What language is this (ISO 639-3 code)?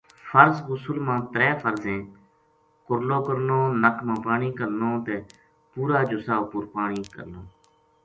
gju